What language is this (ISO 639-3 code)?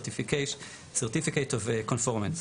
heb